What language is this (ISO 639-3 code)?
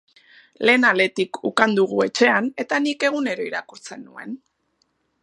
eus